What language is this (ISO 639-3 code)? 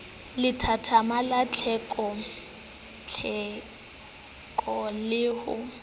sot